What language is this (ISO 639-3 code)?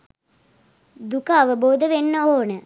sin